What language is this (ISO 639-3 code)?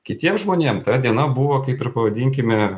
lit